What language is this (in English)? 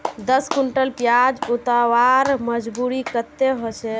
Magahi